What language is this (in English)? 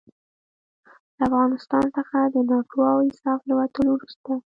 Pashto